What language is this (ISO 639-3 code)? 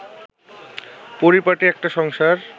ben